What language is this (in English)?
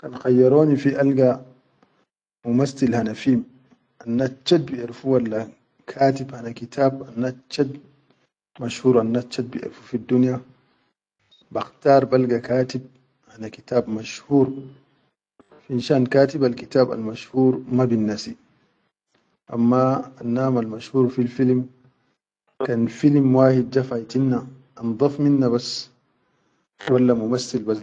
Chadian Arabic